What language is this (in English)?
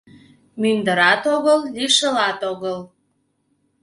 Mari